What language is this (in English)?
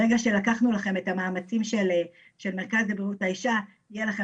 Hebrew